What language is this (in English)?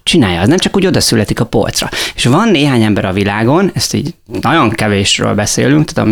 Hungarian